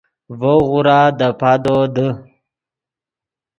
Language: Yidgha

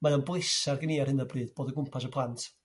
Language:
Welsh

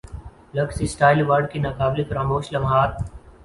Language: Urdu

